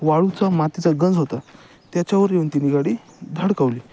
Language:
Marathi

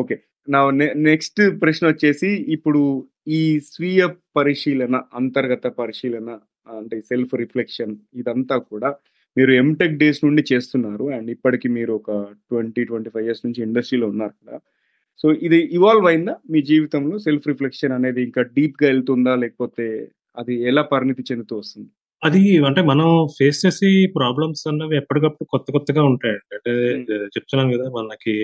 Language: Telugu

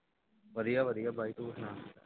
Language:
Punjabi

